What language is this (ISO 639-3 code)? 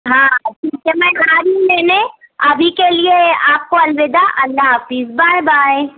urd